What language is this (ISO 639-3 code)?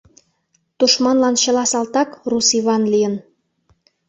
chm